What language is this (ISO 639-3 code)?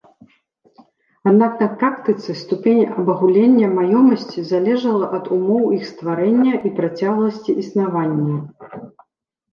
bel